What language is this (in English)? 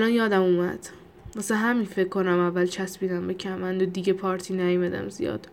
Persian